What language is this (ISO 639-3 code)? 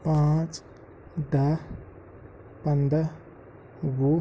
kas